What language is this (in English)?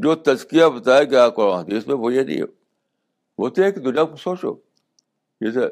Urdu